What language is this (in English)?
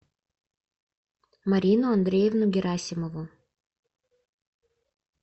Russian